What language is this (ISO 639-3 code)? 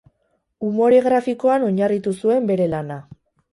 eus